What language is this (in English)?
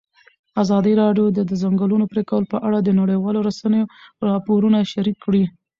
Pashto